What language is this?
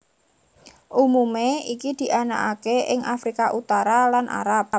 Javanese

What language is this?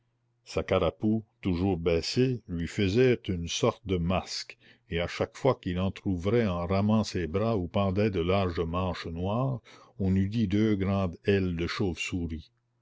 French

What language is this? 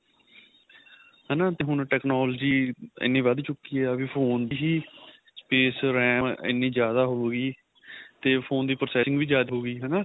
Punjabi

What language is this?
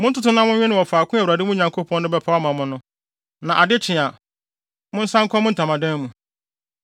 Akan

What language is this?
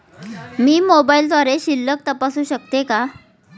Marathi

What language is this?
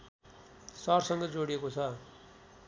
Nepali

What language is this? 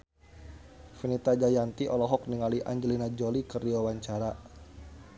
Sundanese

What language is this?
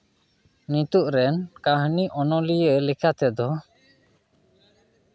Santali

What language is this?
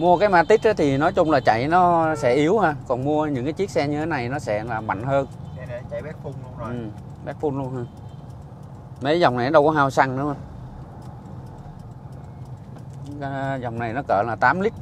Vietnamese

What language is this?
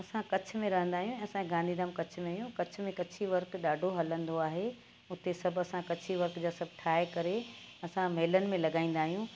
Sindhi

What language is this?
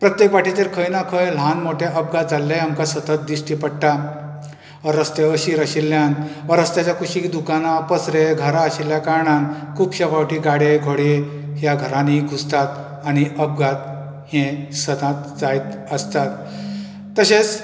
Konkani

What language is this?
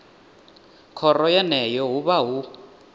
Venda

